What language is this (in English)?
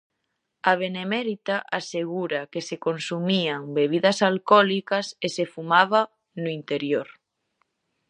Galician